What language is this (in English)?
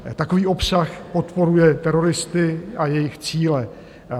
Czech